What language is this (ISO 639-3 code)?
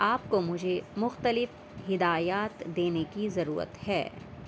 urd